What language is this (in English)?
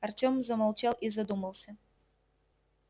Russian